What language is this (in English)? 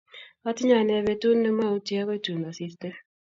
Kalenjin